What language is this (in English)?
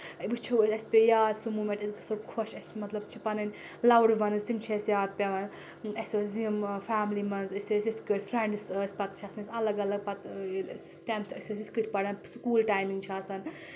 Kashmiri